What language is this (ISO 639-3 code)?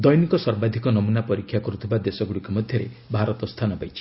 ori